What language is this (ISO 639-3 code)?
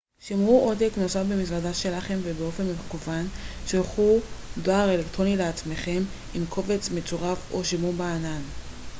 heb